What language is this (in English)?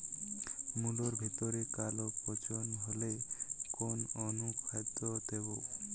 Bangla